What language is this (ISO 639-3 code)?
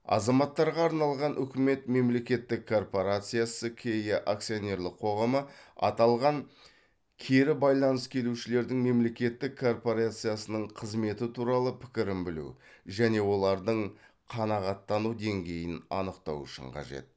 kaz